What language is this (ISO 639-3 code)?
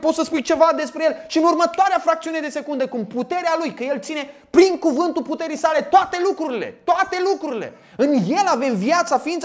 ron